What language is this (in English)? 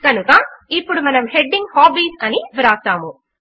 Telugu